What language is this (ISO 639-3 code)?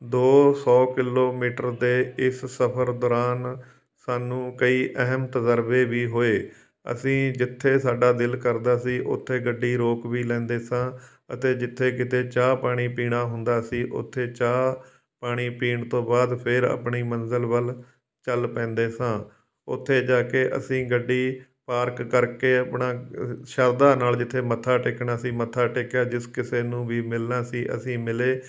pan